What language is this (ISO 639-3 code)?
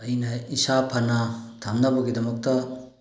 mni